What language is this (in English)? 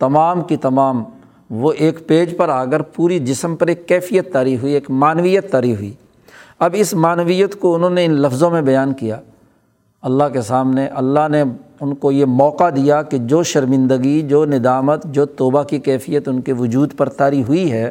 Urdu